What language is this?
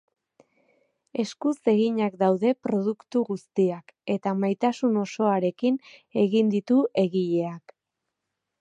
Basque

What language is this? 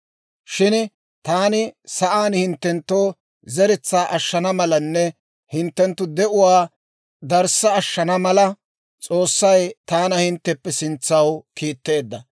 Dawro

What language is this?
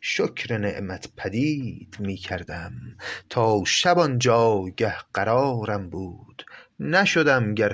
Persian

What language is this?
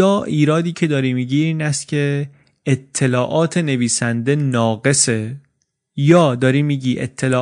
Persian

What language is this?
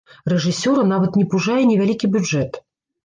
Belarusian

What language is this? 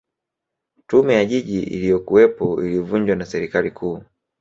Swahili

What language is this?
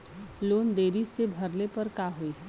Bhojpuri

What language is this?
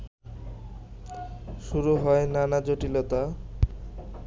Bangla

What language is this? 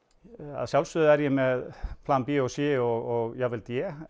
Icelandic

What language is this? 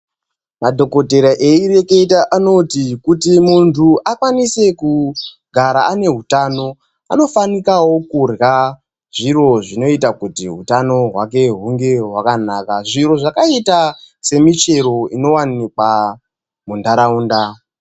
Ndau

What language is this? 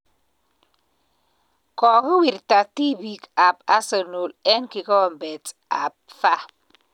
Kalenjin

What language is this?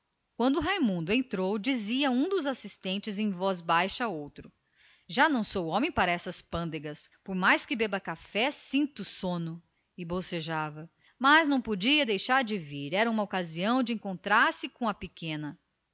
Portuguese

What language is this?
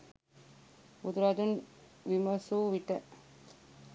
Sinhala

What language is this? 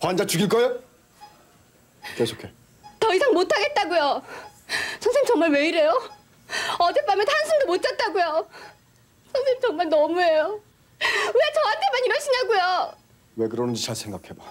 Korean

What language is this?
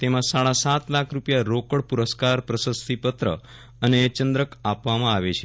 Gujarati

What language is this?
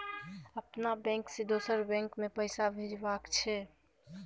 Maithili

